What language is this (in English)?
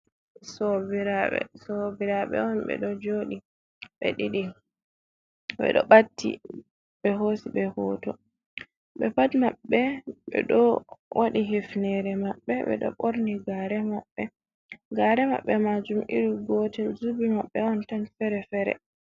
Fula